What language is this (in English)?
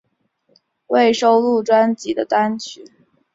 Chinese